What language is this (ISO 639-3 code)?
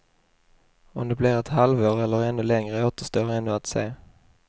swe